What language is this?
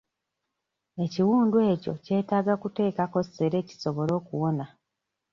Ganda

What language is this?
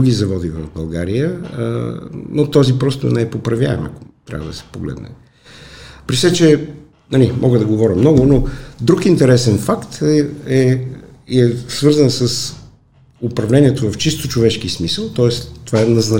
Bulgarian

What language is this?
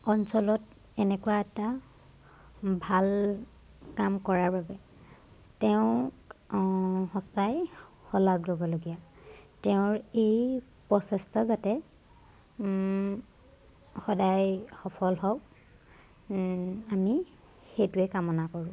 Assamese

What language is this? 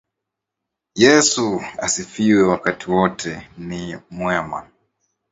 Swahili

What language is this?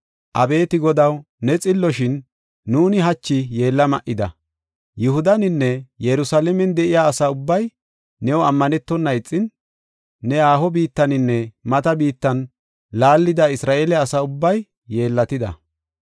Gofa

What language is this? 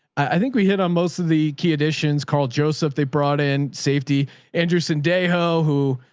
English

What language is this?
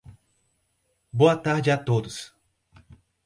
Portuguese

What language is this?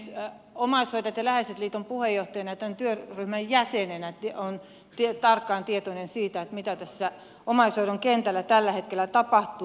Finnish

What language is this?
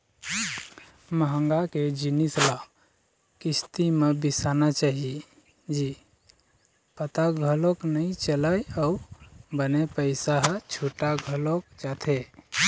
Chhattisgarhi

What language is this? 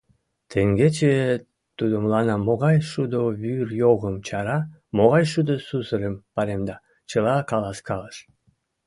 Mari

